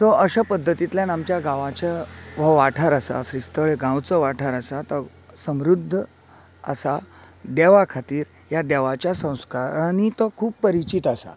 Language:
Konkani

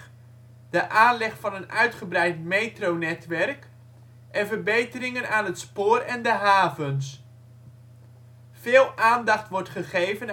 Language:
Dutch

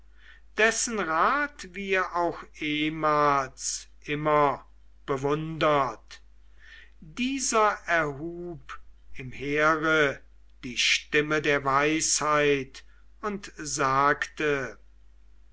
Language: German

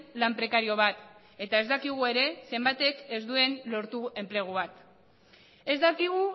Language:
Basque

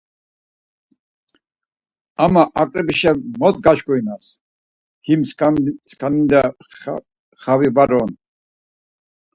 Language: Laz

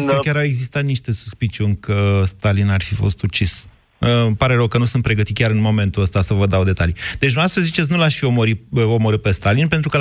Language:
Romanian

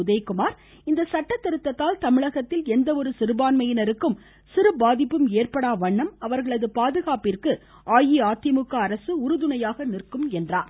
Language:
Tamil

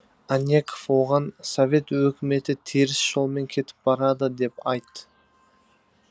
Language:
Kazakh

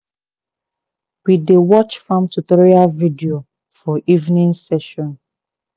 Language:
Nigerian Pidgin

